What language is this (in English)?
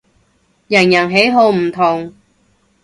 Cantonese